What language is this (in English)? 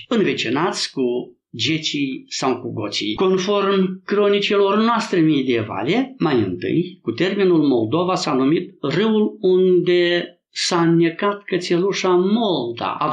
Romanian